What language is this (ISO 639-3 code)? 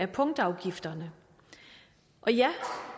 dan